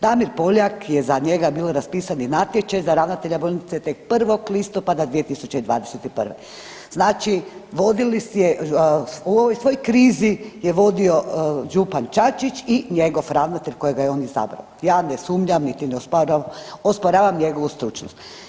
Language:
Croatian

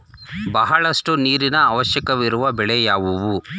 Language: Kannada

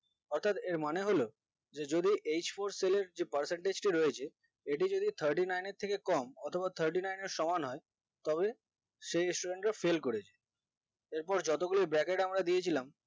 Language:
Bangla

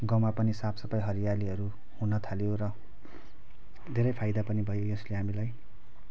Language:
Nepali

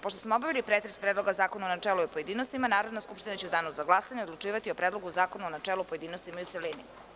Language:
Serbian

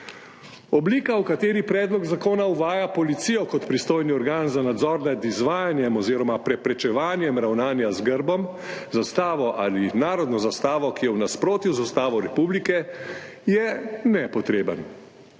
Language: Slovenian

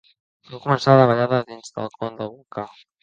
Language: Catalan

